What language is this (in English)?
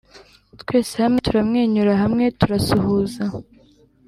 Kinyarwanda